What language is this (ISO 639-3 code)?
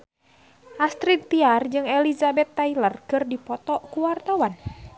sun